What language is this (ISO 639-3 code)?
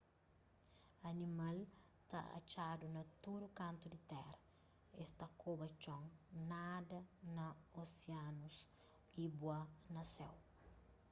kea